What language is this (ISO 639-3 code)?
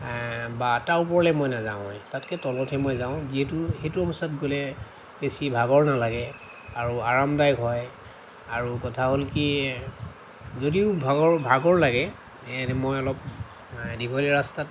asm